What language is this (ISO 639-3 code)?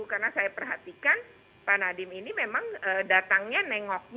ind